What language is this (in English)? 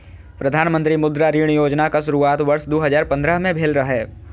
Maithili